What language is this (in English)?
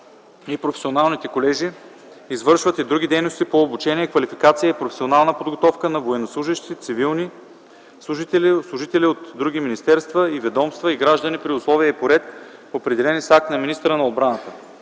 Bulgarian